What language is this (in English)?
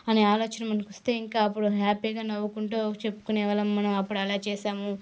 Telugu